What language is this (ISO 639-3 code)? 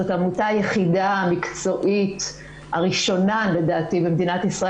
heb